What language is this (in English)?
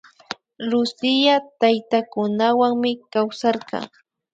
Imbabura Highland Quichua